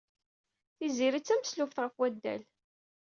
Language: Kabyle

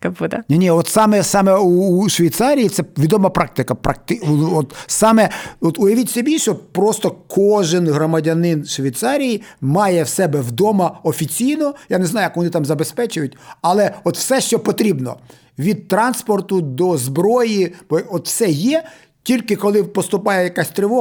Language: Ukrainian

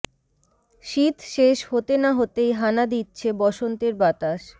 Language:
Bangla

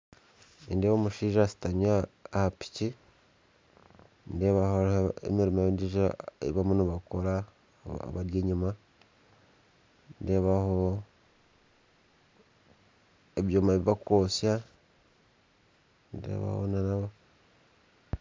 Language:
Nyankole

